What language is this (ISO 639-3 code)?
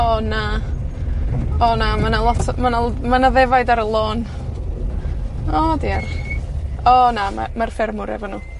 cym